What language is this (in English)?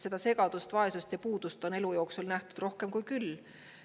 Estonian